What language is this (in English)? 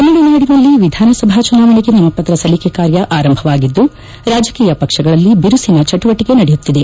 Kannada